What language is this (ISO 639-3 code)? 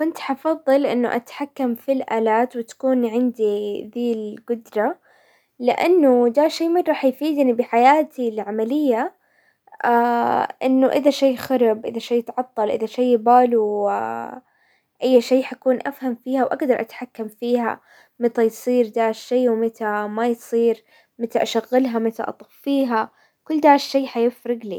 acw